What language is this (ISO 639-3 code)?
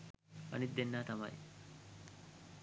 sin